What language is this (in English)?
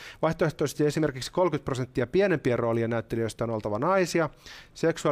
Finnish